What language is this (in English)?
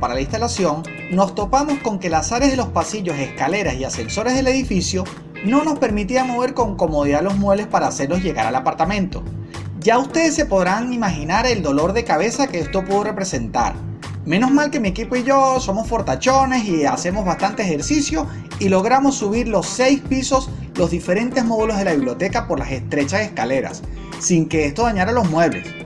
Spanish